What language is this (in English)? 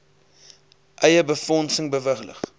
Afrikaans